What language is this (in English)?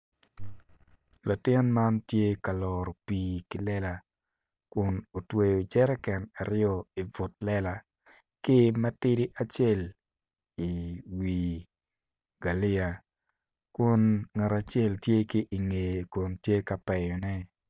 Acoli